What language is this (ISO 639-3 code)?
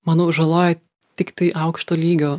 lit